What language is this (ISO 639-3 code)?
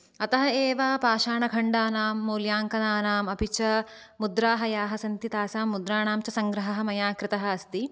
san